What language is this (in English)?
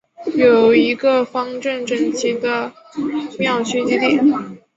Chinese